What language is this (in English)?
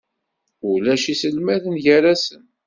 Kabyle